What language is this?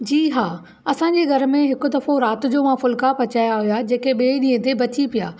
Sindhi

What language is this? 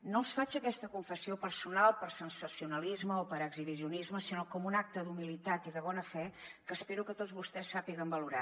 Catalan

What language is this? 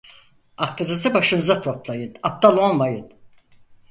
Turkish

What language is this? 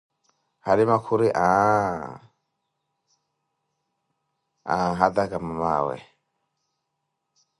Koti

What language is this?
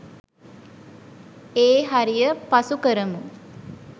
Sinhala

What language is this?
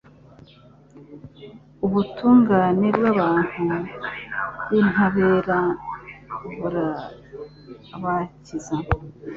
Kinyarwanda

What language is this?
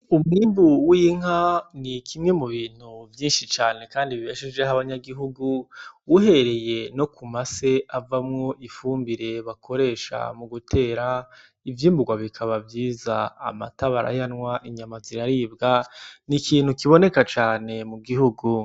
Rundi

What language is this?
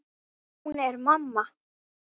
Icelandic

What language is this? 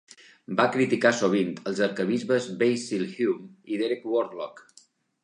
Catalan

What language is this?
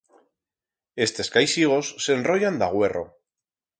Aragonese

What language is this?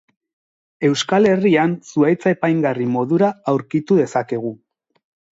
Basque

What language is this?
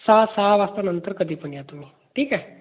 Marathi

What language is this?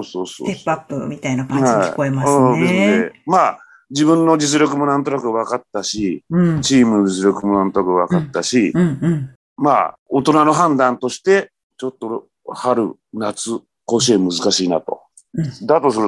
Japanese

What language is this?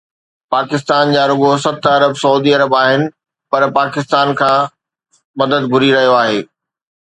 Sindhi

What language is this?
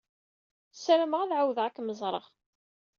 Kabyle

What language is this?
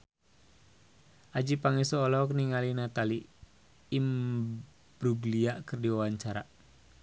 Sundanese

